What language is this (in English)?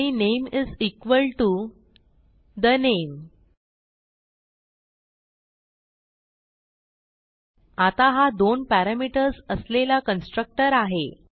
Marathi